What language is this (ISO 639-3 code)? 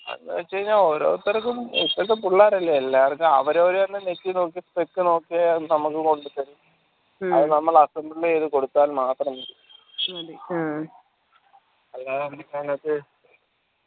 mal